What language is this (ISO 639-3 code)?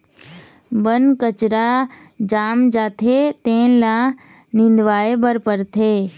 hne